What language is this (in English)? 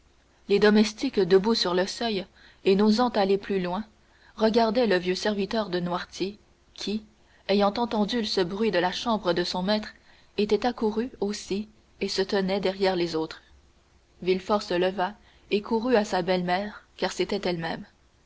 French